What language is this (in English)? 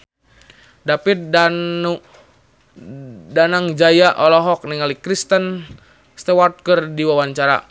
Sundanese